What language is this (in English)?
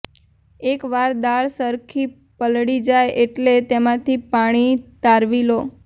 Gujarati